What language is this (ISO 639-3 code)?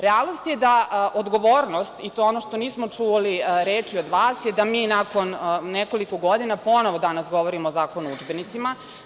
srp